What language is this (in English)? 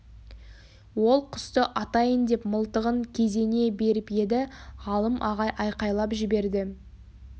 Kazakh